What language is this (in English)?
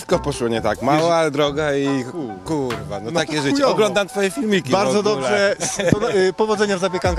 Polish